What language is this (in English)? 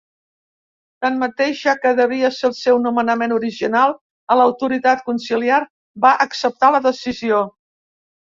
Catalan